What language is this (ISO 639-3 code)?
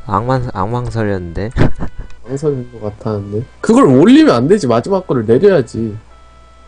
kor